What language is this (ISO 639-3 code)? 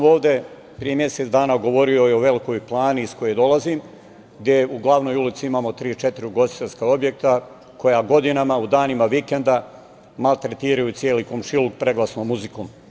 srp